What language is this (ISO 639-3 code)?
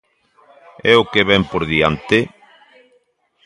glg